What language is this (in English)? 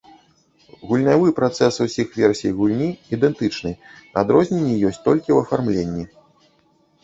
Belarusian